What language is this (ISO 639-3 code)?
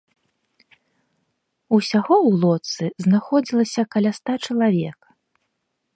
bel